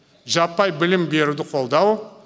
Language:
Kazakh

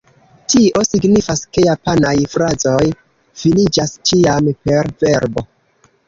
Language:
Esperanto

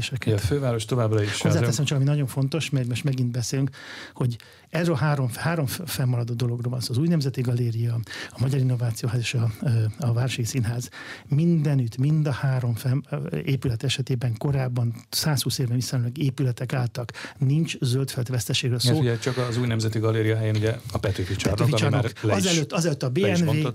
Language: Hungarian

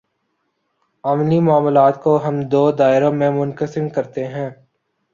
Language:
Urdu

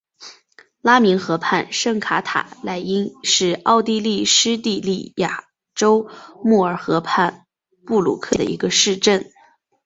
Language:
Chinese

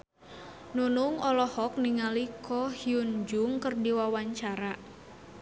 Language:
Sundanese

